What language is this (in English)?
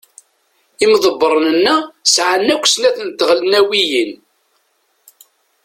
Kabyle